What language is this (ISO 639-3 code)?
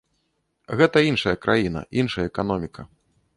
bel